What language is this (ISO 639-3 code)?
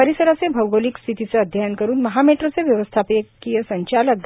mar